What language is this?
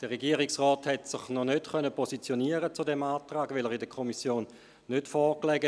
Swiss German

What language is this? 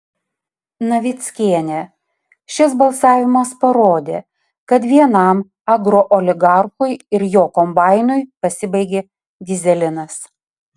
Lithuanian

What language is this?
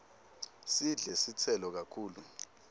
Swati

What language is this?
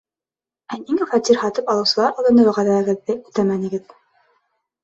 Bashkir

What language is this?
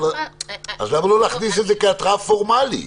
Hebrew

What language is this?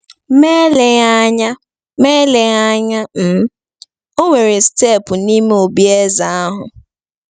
Igbo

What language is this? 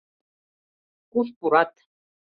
Mari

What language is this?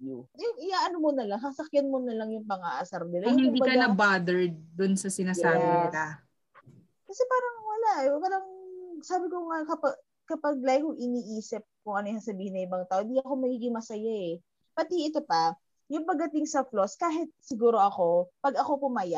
Filipino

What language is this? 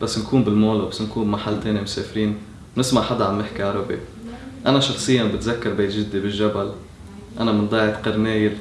Arabic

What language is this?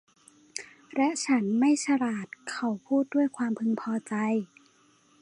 Thai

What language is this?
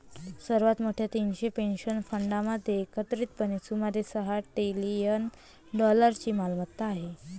Marathi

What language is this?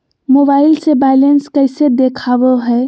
Magahi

